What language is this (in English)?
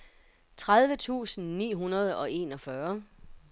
Danish